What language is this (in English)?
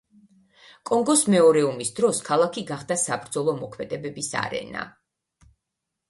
Georgian